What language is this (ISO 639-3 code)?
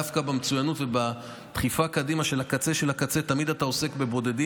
heb